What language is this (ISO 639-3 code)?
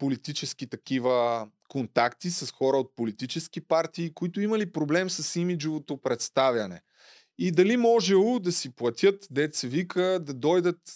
bul